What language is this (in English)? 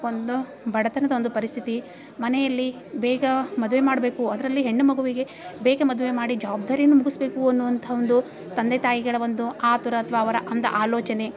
Kannada